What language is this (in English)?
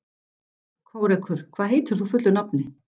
Icelandic